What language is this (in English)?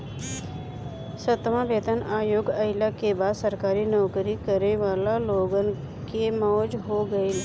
Bhojpuri